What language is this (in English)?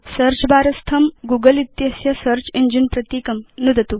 Sanskrit